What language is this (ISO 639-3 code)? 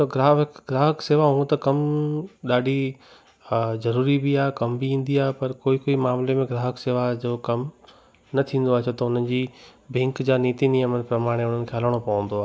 snd